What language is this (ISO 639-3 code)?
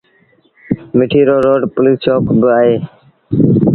sbn